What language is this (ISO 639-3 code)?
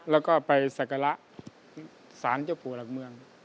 tha